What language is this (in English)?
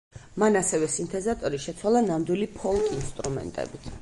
Georgian